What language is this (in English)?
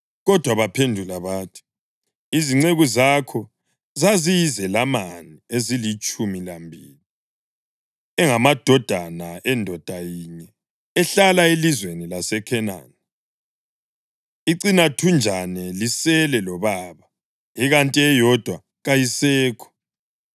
North Ndebele